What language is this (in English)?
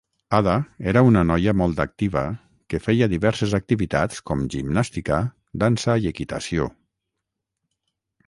Catalan